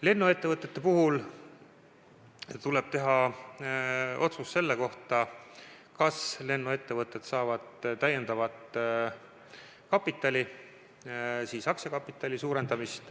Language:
Estonian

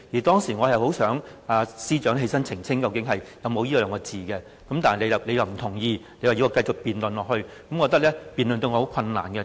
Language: Cantonese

